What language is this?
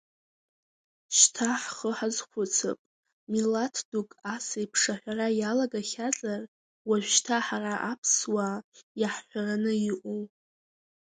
Abkhazian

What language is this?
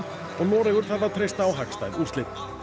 Icelandic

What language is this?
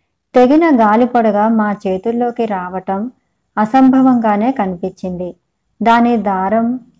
Telugu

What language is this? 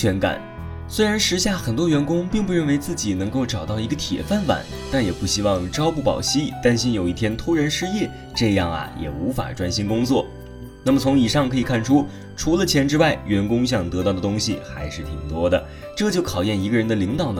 Chinese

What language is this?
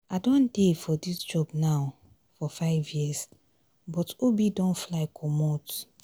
Nigerian Pidgin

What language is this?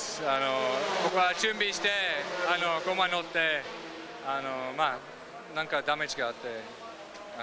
Japanese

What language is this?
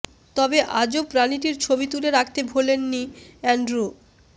Bangla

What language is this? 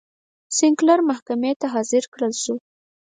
Pashto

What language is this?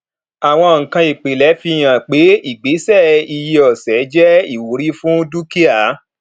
Yoruba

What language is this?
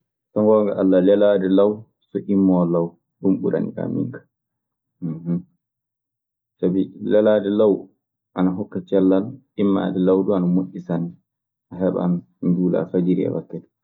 Maasina Fulfulde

